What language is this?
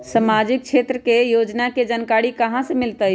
Magahi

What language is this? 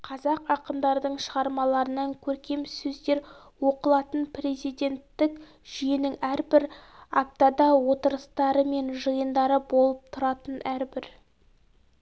Kazakh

